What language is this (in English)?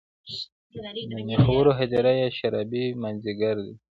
Pashto